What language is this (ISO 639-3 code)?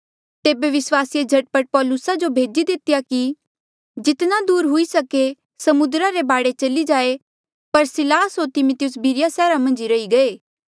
mjl